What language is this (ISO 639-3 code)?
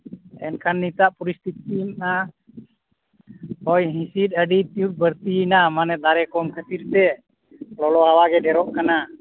sat